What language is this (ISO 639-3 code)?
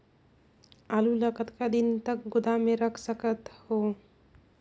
hne